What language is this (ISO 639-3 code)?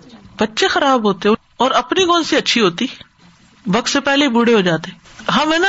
urd